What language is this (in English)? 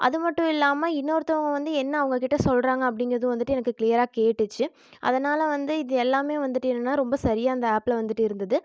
Tamil